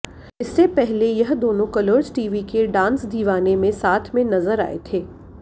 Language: Hindi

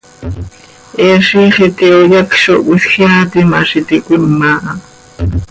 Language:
Seri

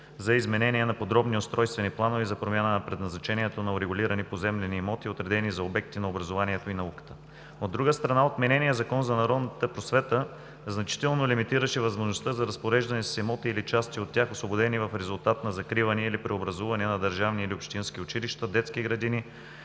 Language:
Bulgarian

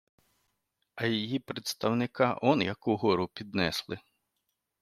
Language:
Ukrainian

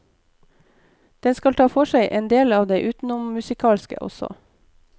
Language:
Norwegian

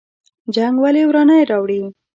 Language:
Pashto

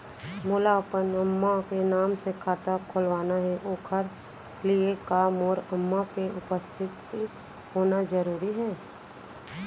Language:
Chhattisgarhi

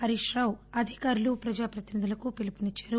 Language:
Telugu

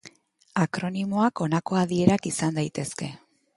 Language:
Basque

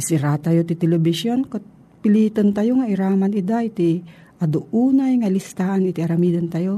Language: Filipino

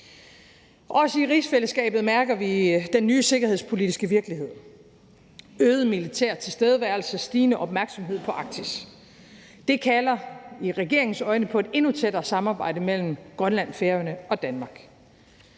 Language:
Danish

